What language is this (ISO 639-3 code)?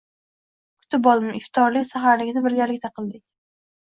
uzb